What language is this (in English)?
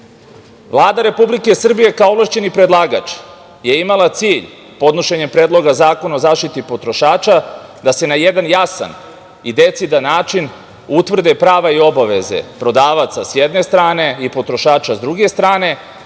Serbian